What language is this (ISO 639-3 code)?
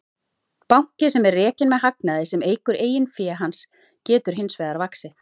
isl